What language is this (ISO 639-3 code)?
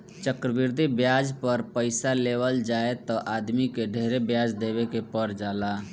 bho